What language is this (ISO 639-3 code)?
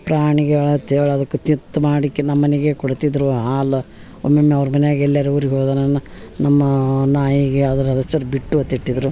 kan